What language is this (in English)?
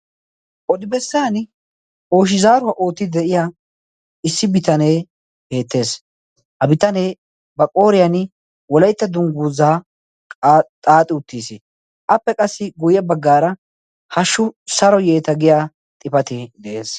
Wolaytta